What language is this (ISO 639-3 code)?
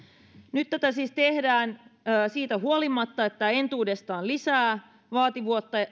fin